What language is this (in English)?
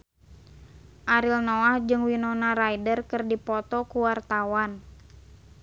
Sundanese